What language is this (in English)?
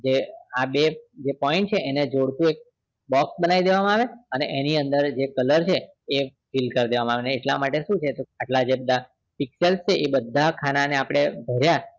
Gujarati